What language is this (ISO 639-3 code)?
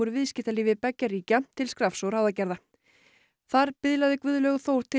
isl